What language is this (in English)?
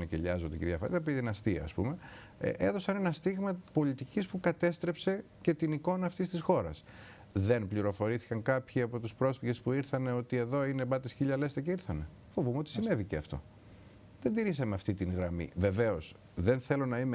Greek